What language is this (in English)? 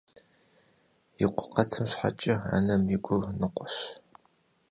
Kabardian